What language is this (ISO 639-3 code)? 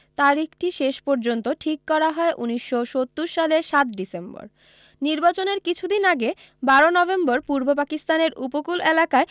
ben